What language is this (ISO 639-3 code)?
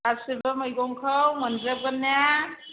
brx